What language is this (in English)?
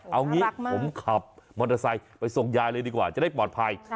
Thai